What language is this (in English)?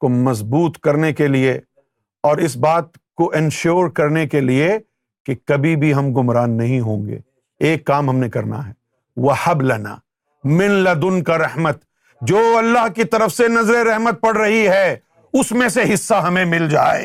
Urdu